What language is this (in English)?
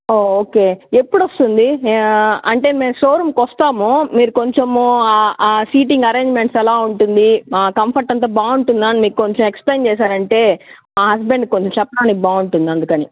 Telugu